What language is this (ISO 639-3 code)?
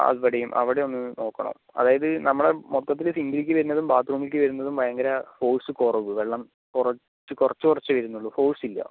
mal